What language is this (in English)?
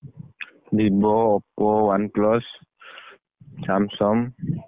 Odia